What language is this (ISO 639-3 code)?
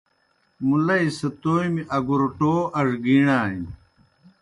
plk